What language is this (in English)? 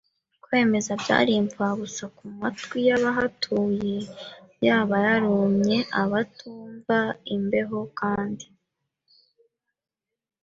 Kinyarwanda